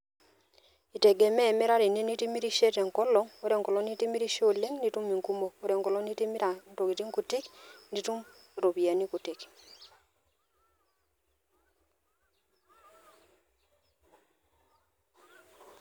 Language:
Masai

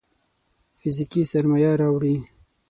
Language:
Pashto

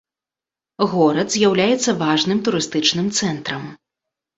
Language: Belarusian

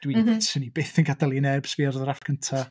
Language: Welsh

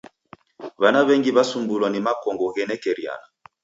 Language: Taita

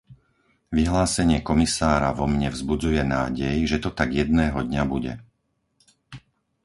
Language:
Slovak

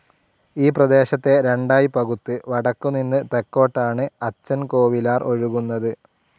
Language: Malayalam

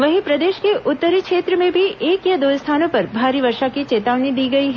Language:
Hindi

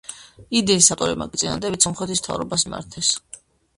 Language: Georgian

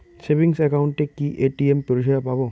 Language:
Bangla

